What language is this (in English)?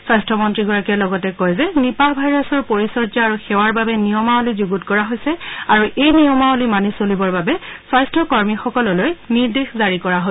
Assamese